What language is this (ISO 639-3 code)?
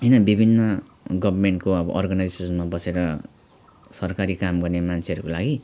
nep